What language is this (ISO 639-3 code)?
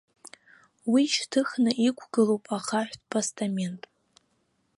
abk